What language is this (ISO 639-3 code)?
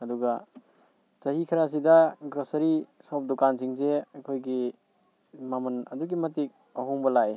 mni